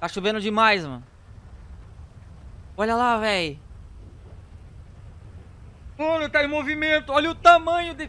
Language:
Portuguese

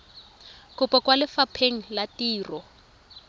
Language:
Tswana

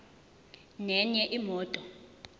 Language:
Zulu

